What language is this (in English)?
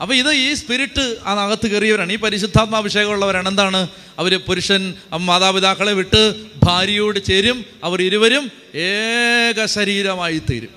Malayalam